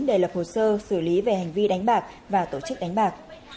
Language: Vietnamese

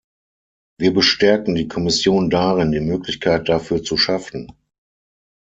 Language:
German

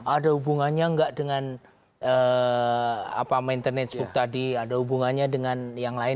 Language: Indonesian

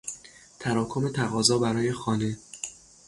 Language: Persian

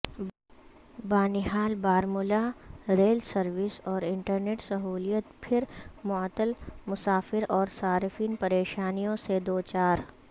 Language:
Urdu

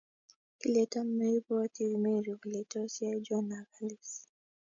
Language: Kalenjin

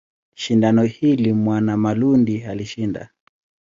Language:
Swahili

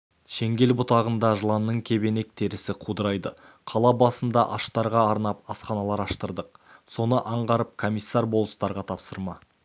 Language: Kazakh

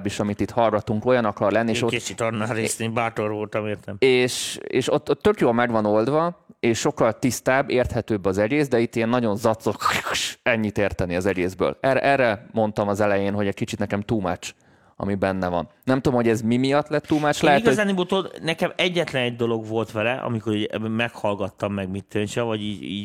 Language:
Hungarian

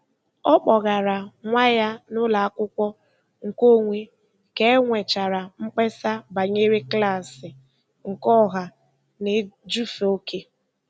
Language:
Igbo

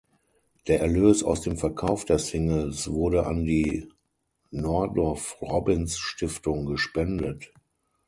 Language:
German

